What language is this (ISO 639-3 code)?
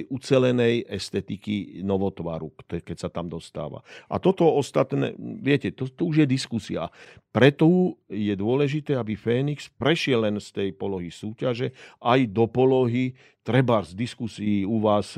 slk